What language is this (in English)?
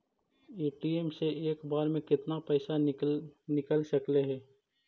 Magahi